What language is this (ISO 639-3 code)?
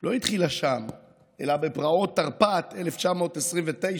heb